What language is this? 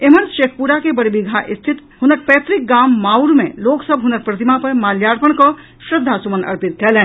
Maithili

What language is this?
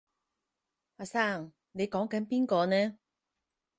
Cantonese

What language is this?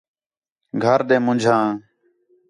Khetrani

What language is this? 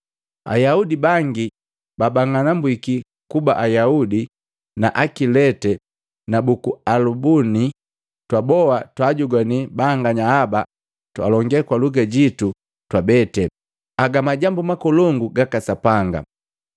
Matengo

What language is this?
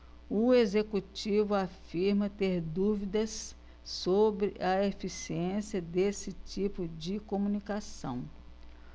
Portuguese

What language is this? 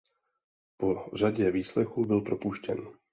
Czech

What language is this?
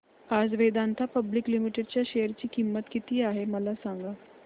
Marathi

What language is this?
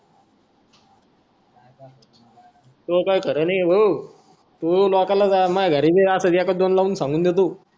Marathi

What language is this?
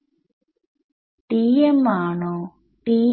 Malayalam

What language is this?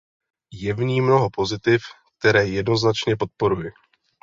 Czech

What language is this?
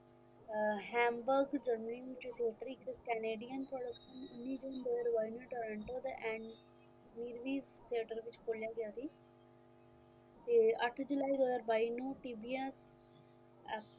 Punjabi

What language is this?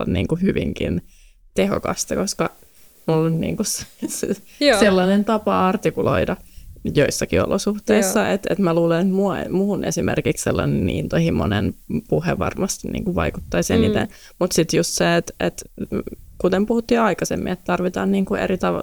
Finnish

